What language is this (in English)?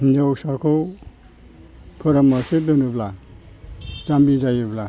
Bodo